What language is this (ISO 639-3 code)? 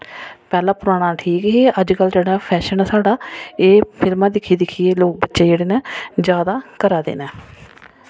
doi